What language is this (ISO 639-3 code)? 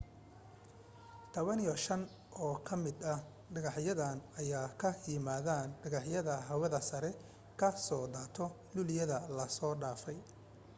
som